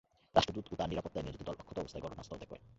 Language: Bangla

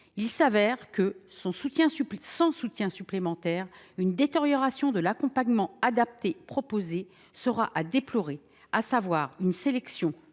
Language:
French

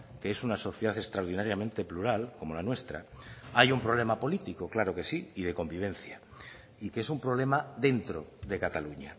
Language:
Spanish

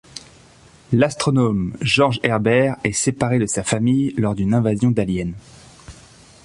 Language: French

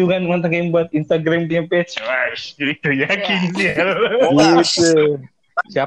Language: Malay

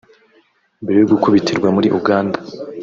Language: Kinyarwanda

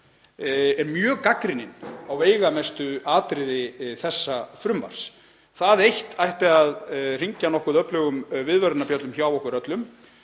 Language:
Icelandic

